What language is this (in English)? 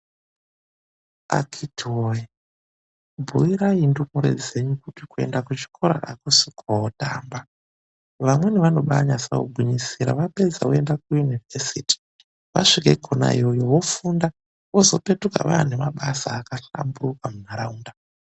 Ndau